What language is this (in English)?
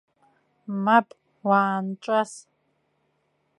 Abkhazian